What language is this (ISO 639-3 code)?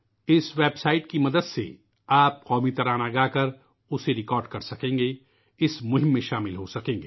urd